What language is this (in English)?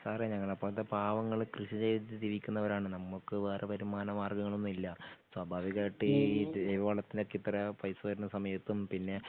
Malayalam